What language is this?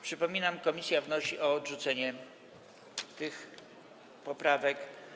Polish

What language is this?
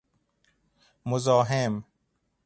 Persian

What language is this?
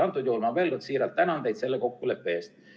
Estonian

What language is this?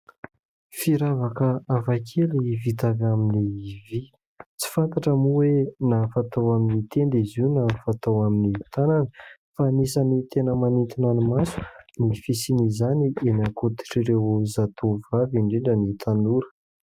Malagasy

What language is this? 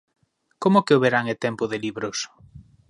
Galician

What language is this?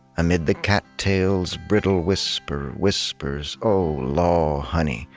English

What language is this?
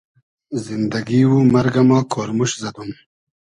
Hazaragi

